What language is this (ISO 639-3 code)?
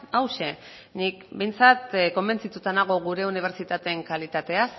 eus